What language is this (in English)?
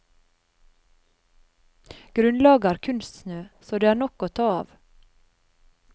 Norwegian